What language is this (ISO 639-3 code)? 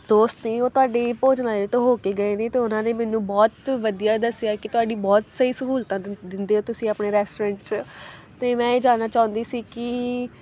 pan